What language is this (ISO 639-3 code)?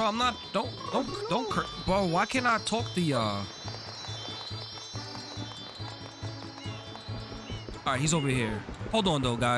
eng